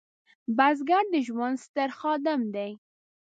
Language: Pashto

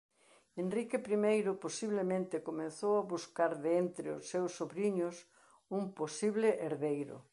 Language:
Galician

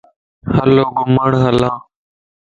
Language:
Lasi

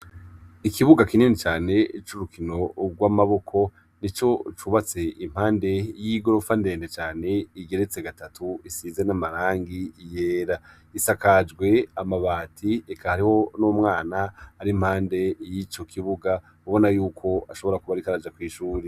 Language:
Rundi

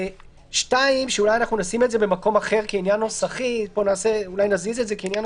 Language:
Hebrew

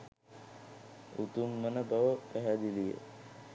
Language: Sinhala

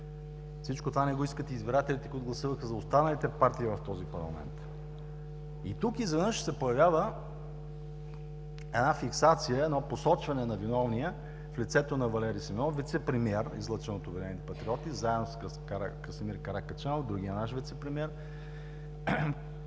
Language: Bulgarian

